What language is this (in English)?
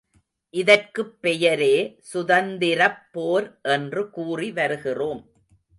Tamil